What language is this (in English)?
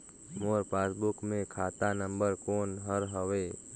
Chhattisgarhi